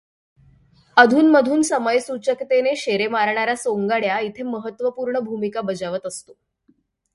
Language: Marathi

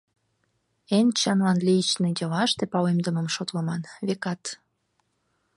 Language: Mari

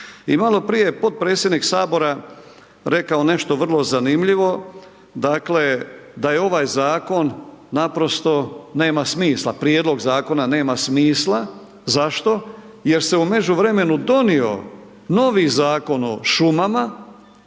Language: Croatian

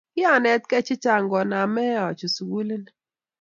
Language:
Kalenjin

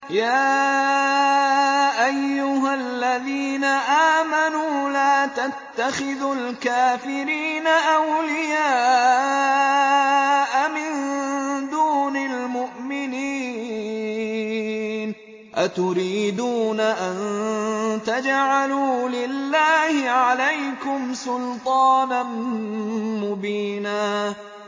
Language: Arabic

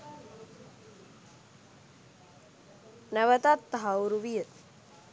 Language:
Sinhala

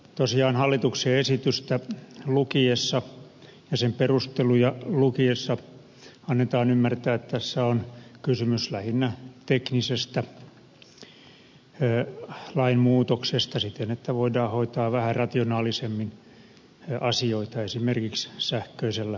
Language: Finnish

